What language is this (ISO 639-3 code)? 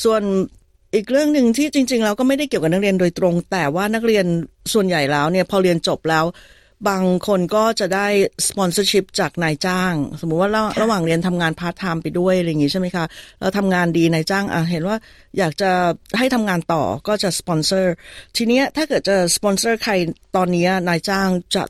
tha